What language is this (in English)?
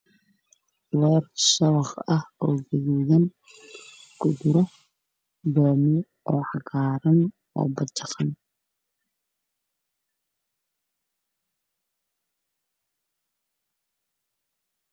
Somali